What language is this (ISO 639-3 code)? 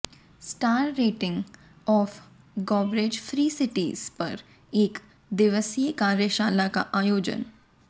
hin